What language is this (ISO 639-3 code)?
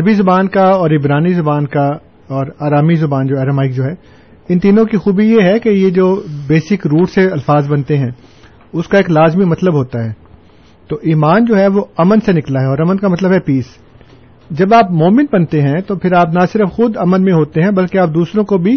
urd